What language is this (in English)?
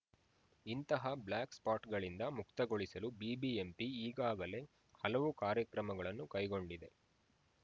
Kannada